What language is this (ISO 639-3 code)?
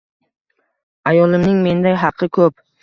uzb